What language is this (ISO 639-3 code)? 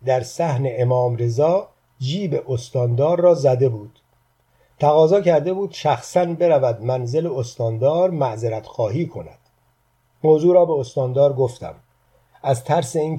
fas